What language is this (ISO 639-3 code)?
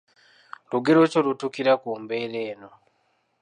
lug